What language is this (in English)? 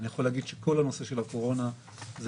Hebrew